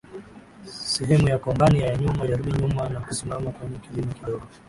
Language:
Swahili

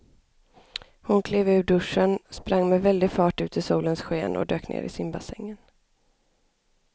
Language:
Swedish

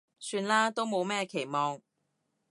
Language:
Cantonese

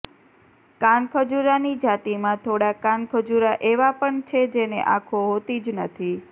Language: Gujarati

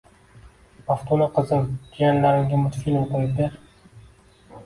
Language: Uzbek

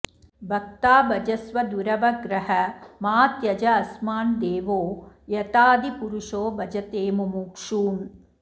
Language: Sanskrit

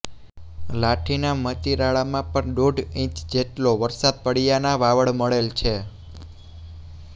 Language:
Gujarati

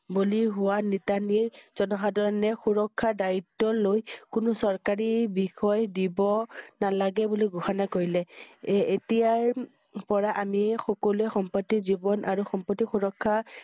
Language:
Assamese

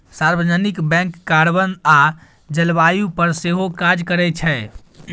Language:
Maithili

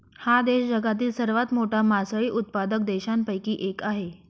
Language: Marathi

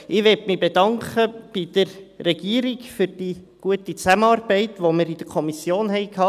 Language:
Swiss German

